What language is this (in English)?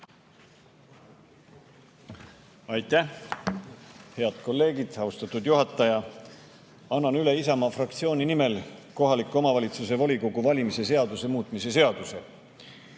Estonian